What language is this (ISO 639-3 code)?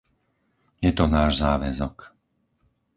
slk